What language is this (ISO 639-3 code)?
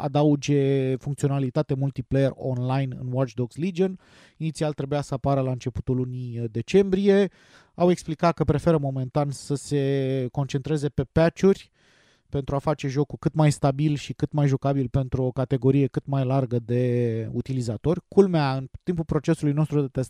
ron